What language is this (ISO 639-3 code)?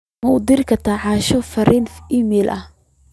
som